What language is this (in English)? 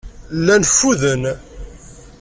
Kabyle